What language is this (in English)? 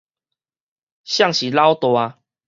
Min Nan Chinese